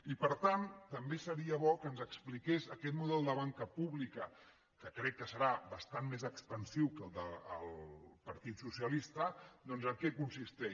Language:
Catalan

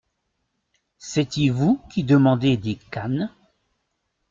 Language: French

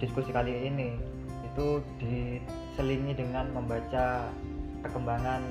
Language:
Indonesian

